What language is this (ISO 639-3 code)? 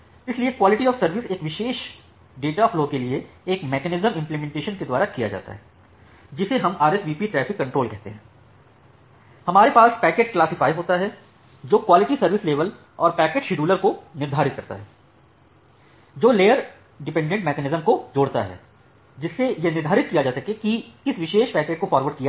hin